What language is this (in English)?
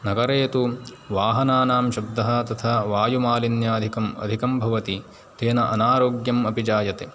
Sanskrit